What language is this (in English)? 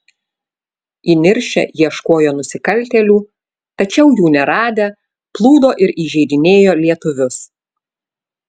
Lithuanian